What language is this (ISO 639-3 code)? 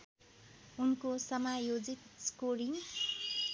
nep